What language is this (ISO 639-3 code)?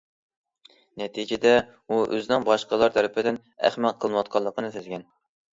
uig